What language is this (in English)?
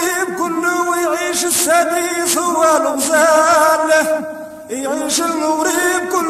Arabic